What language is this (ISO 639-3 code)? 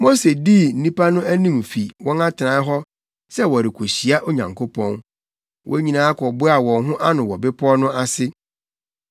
aka